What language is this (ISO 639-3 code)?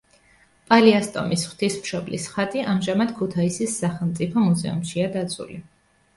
kat